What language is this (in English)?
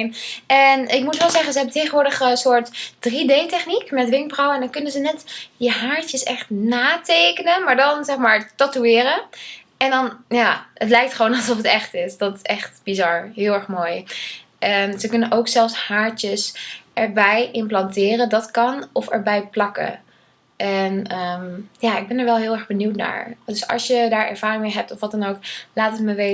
Dutch